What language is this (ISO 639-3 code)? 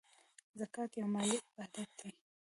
pus